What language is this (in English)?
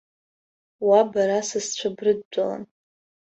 Abkhazian